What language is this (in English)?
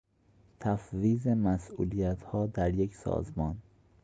Persian